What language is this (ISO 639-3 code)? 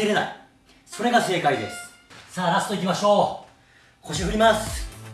jpn